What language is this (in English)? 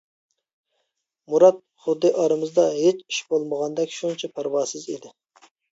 Uyghur